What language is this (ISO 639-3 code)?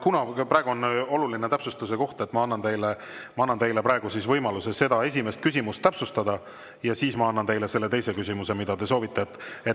est